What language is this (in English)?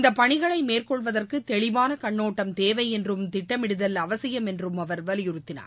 Tamil